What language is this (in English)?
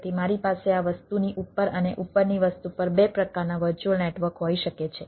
Gujarati